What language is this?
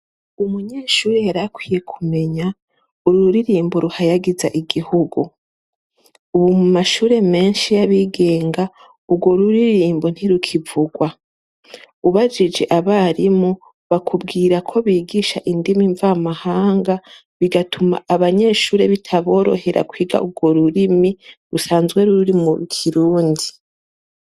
Rundi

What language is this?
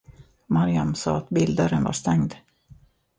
Swedish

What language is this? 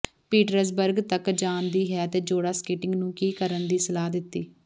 Punjabi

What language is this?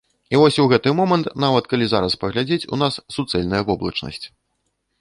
Belarusian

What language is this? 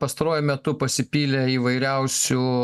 Lithuanian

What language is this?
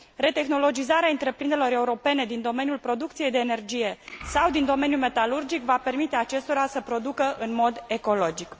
Romanian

